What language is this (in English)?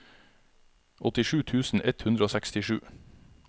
Norwegian